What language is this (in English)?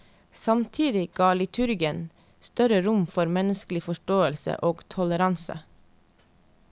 Norwegian